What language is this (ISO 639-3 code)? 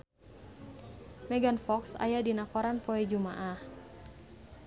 sun